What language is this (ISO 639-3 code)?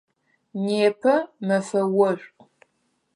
ady